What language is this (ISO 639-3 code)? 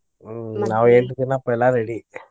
kan